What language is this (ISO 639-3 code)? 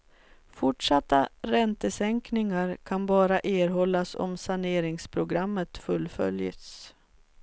swe